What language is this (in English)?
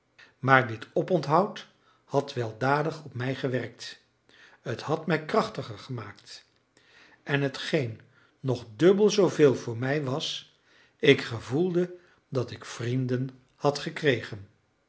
Dutch